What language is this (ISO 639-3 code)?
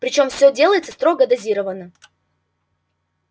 rus